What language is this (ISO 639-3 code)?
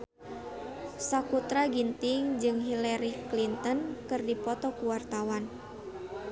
sun